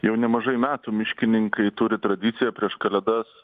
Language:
Lithuanian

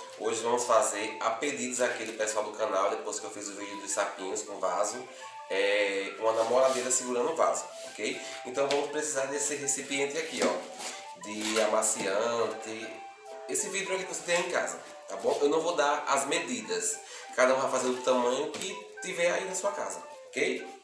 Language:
Portuguese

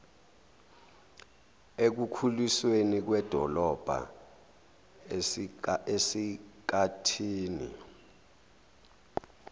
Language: Zulu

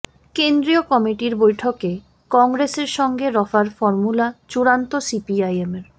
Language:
Bangla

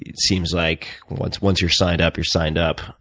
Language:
English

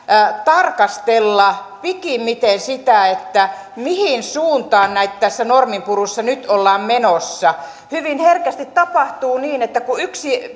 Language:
Finnish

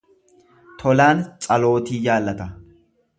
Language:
Oromo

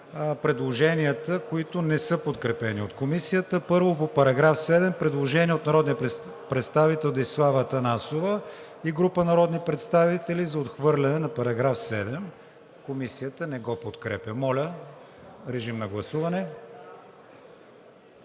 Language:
Bulgarian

